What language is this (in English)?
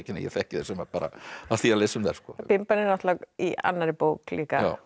Icelandic